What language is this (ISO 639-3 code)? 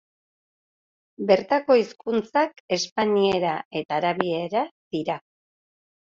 eus